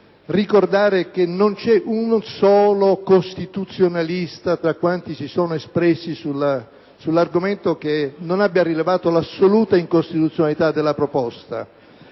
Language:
Italian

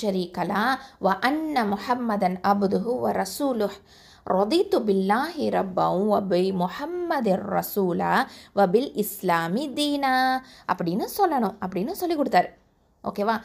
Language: Tamil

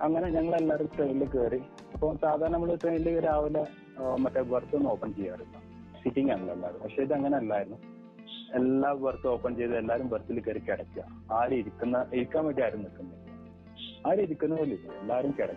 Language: Malayalam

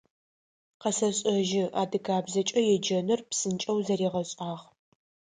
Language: Adyghe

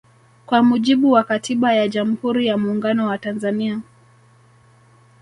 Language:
Swahili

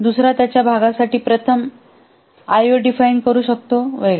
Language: Marathi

